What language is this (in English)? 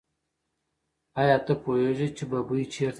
Pashto